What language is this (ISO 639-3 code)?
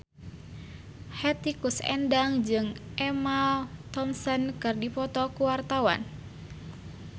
sun